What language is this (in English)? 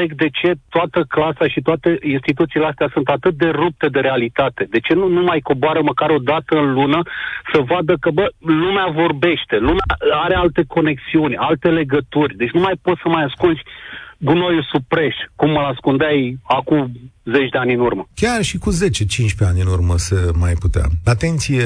Romanian